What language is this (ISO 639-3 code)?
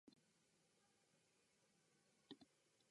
jpn